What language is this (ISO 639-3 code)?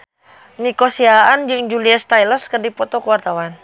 sun